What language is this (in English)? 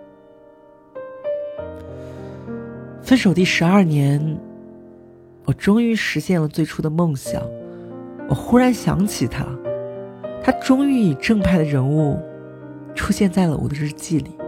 Chinese